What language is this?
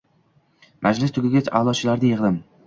Uzbek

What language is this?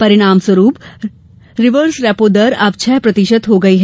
Hindi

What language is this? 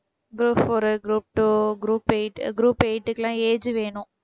Tamil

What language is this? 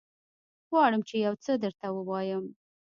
Pashto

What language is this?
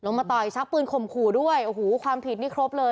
Thai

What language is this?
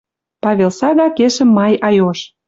Western Mari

